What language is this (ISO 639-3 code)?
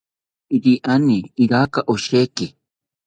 cpy